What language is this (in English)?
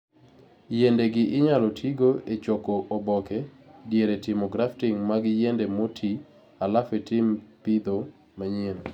Luo (Kenya and Tanzania)